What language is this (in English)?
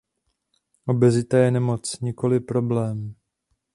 Czech